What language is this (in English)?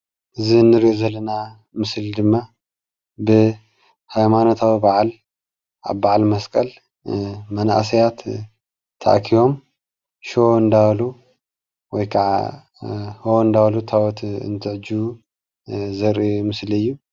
Tigrinya